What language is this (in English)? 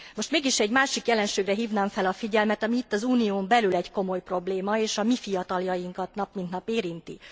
Hungarian